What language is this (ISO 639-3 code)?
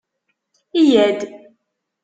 kab